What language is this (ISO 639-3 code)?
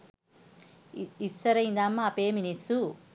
sin